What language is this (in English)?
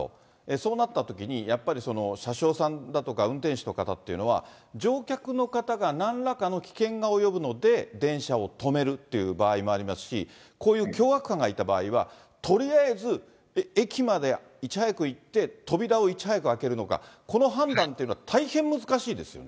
Japanese